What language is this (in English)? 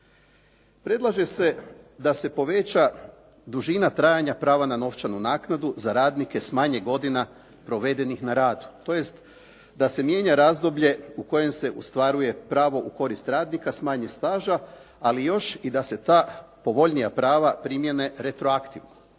Croatian